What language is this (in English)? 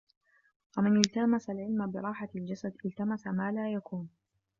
Arabic